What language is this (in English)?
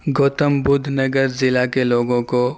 Urdu